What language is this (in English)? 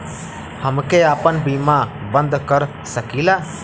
Bhojpuri